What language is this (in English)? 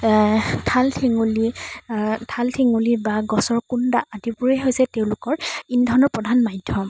Assamese